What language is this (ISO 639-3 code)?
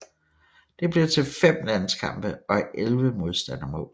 dan